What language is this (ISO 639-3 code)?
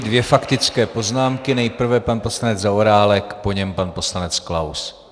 ces